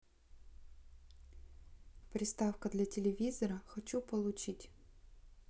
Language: Russian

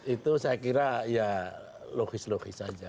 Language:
Indonesian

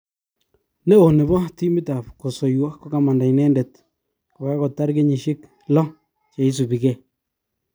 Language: Kalenjin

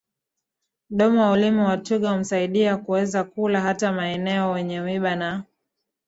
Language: Swahili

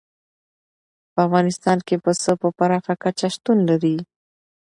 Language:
Pashto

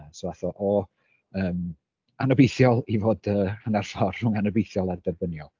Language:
Welsh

